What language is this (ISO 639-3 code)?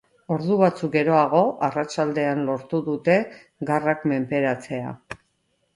eus